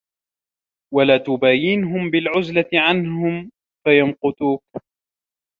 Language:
Arabic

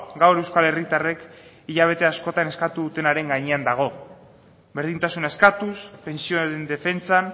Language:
Basque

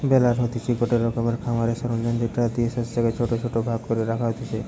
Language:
Bangla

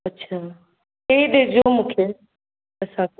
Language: Sindhi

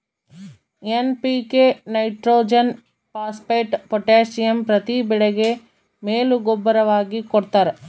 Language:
Kannada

